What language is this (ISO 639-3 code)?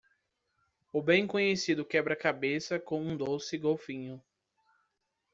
por